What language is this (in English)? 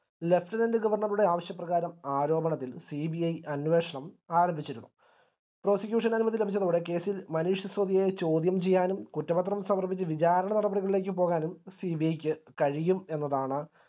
Malayalam